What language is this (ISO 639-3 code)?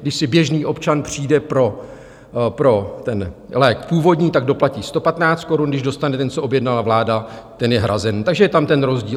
ces